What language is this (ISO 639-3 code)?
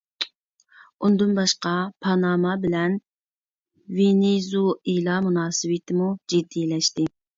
uig